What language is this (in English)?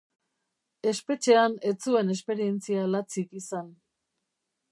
Basque